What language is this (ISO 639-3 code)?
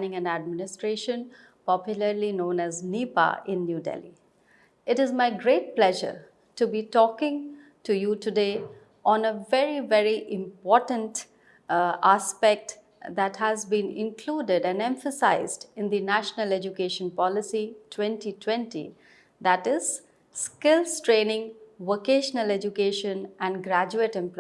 eng